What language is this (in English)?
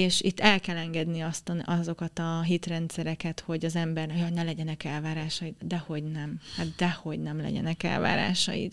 Hungarian